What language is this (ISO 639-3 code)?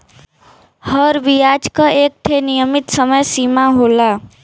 bho